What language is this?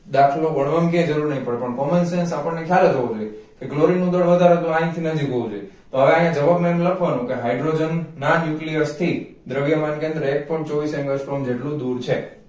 Gujarati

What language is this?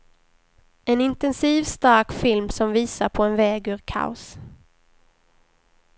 Swedish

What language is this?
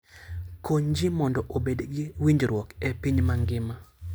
Luo (Kenya and Tanzania)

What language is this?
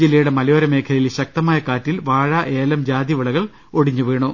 Malayalam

